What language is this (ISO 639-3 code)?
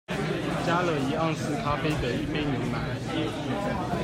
zho